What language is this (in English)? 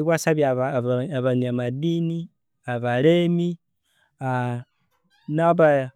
Konzo